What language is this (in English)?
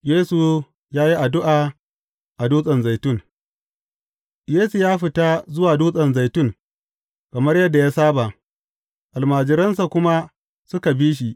Hausa